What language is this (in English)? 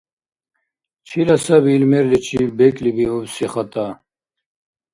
Dargwa